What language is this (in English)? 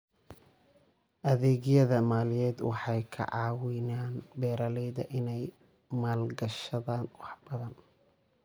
Somali